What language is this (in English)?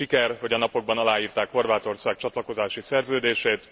Hungarian